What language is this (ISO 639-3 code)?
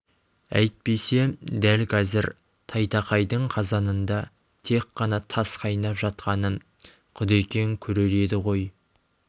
kaz